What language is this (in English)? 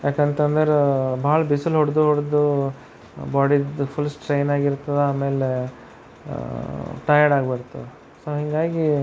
Kannada